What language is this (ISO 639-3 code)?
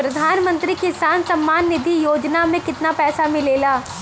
bho